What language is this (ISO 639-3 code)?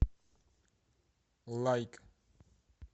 rus